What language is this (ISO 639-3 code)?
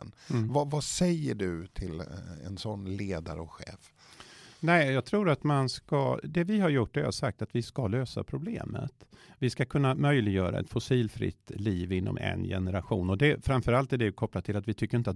swe